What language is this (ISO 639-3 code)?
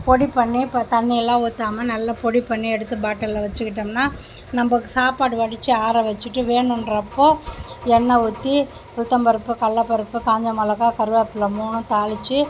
tam